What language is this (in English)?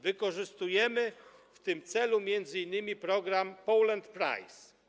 Polish